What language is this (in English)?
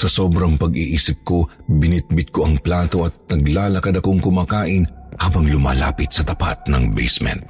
Filipino